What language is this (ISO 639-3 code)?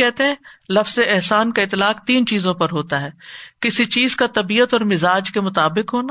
urd